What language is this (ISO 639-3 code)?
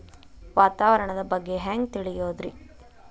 kan